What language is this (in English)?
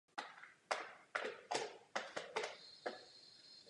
Czech